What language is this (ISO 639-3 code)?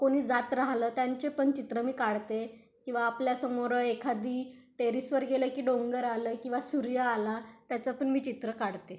mar